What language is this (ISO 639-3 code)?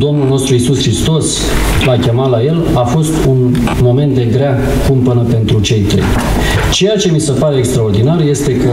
ron